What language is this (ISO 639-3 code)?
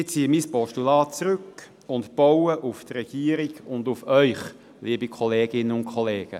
gsw